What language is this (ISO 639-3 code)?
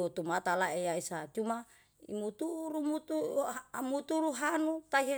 jal